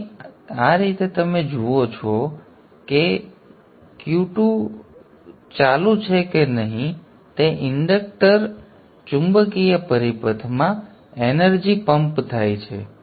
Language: Gujarati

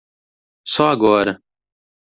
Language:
Portuguese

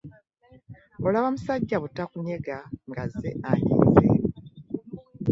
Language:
Ganda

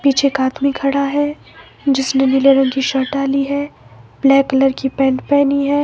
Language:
Hindi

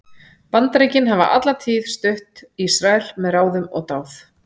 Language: Icelandic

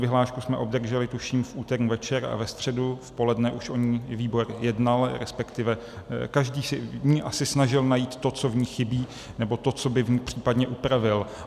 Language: Czech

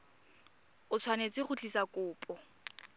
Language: Tswana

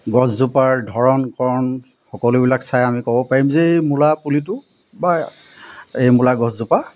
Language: Assamese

